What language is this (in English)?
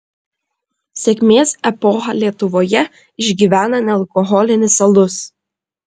Lithuanian